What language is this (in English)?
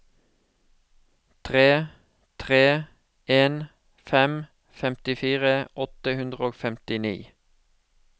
Norwegian